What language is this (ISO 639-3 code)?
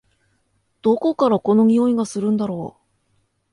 jpn